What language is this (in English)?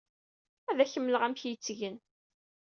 Kabyle